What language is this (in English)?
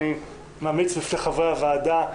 Hebrew